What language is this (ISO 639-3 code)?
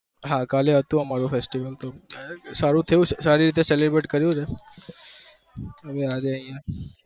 guj